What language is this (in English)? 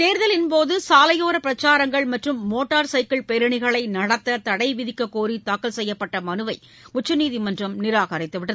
Tamil